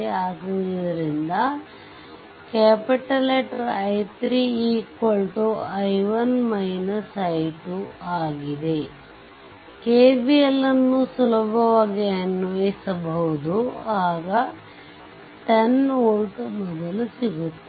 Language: Kannada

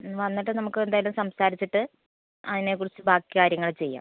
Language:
Malayalam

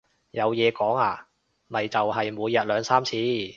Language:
Cantonese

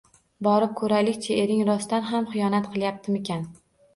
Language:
Uzbek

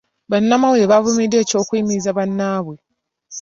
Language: Ganda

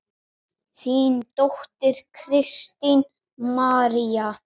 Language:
Icelandic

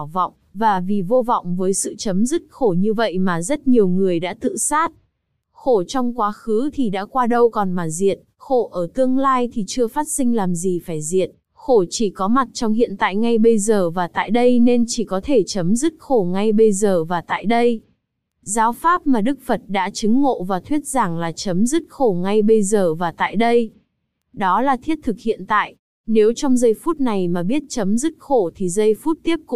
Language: Vietnamese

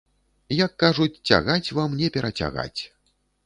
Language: Belarusian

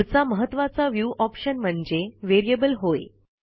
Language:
Marathi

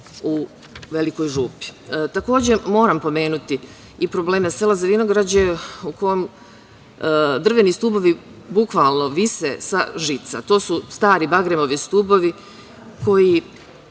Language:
Serbian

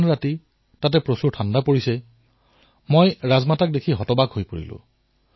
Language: Assamese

